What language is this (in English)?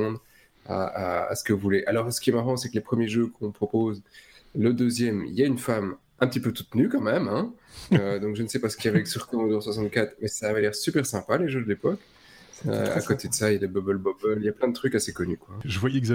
French